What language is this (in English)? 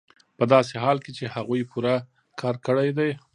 Pashto